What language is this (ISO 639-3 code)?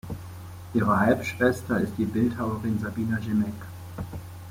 deu